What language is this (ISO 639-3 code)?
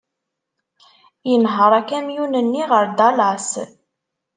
kab